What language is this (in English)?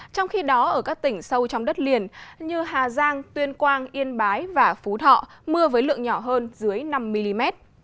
Vietnamese